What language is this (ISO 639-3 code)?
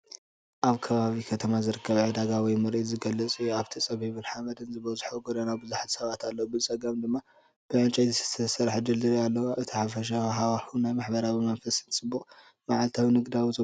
tir